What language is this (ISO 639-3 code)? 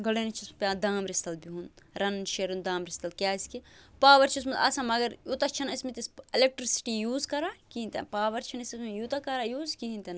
kas